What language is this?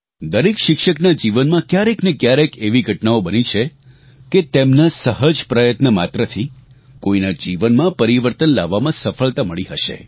Gujarati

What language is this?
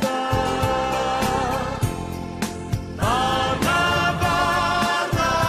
Romanian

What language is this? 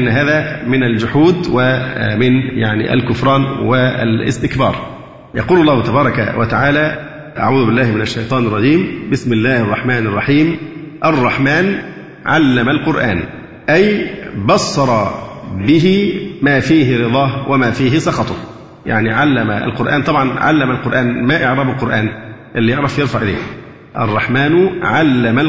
Arabic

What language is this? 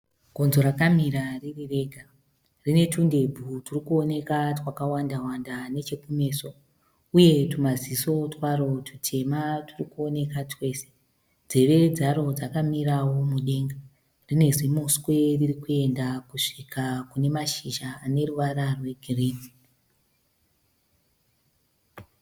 Shona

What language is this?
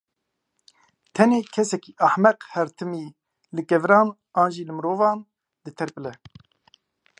Kurdish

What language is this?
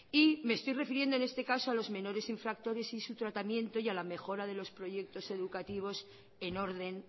Spanish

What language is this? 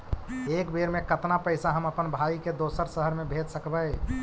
Magahi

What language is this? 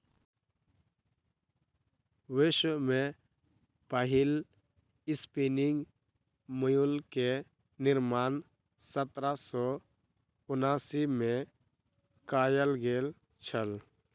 Maithili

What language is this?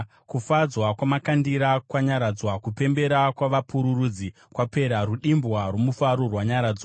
Shona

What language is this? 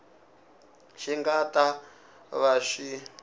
Tsonga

